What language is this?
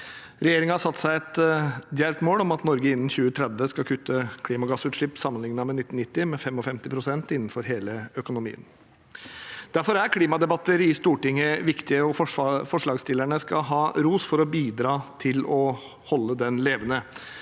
Norwegian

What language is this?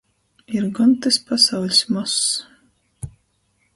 Latgalian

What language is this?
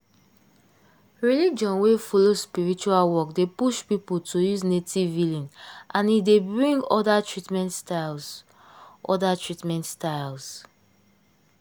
Nigerian Pidgin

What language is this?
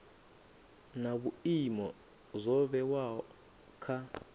Venda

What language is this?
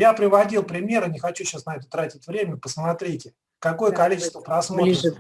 Russian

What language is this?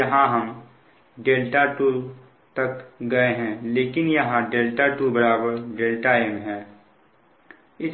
Hindi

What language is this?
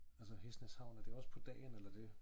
Danish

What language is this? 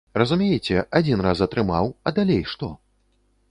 Belarusian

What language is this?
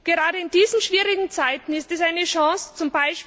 German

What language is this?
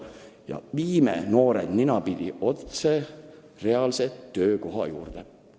Estonian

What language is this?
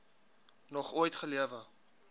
Afrikaans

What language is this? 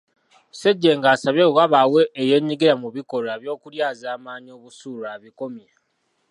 Ganda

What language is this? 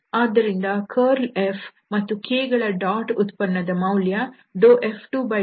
Kannada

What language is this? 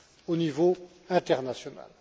French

